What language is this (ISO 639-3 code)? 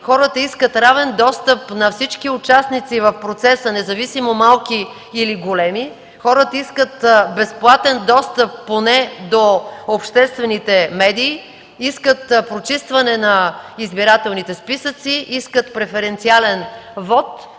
bul